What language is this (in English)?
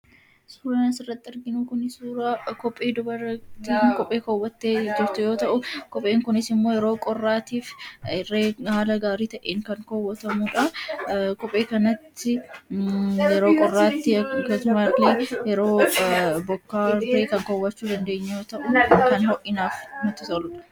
Oromo